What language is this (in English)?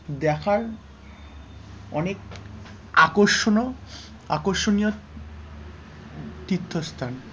Bangla